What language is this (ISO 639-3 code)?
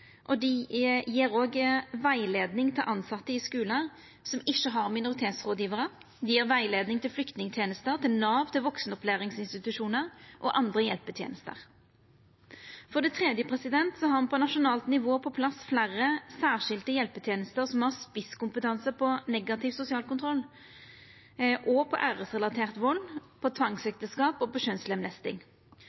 nno